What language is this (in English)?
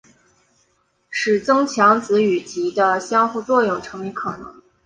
Chinese